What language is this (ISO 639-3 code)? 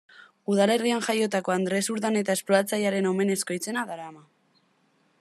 eus